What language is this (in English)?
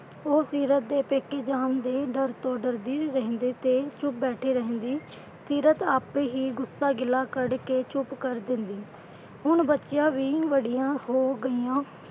Punjabi